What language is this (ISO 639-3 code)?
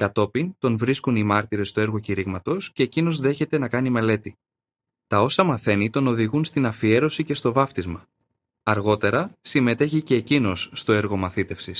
ell